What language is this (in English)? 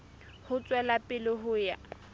Southern Sotho